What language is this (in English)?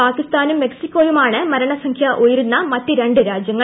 Malayalam